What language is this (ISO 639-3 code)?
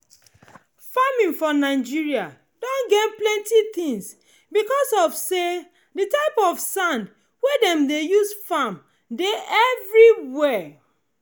pcm